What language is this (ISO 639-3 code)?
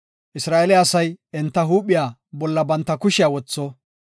gof